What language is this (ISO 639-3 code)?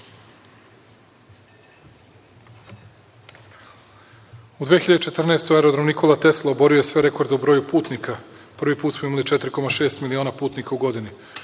srp